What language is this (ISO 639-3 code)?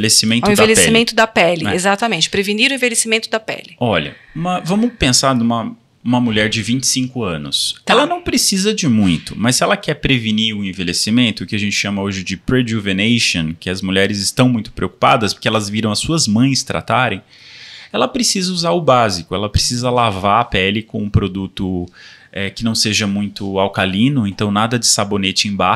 por